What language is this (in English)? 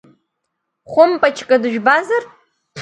Abkhazian